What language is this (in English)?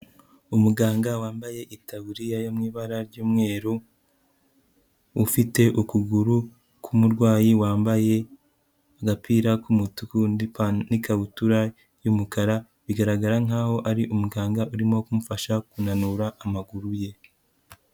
Kinyarwanda